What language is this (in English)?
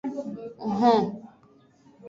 Aja (Benin)